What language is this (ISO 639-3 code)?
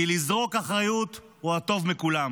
heb